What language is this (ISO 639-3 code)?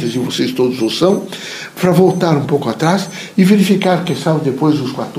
por